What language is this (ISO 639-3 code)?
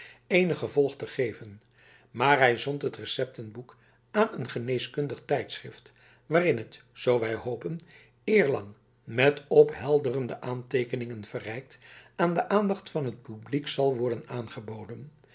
nld